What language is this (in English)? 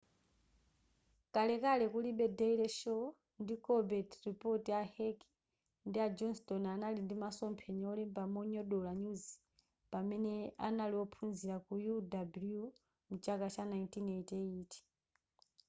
Nyanja